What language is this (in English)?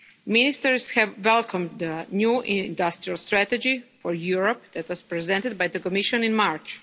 English